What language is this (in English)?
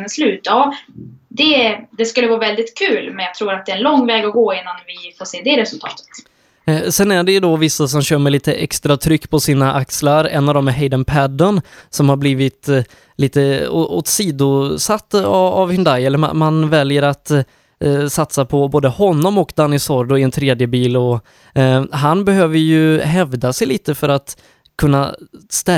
Swedish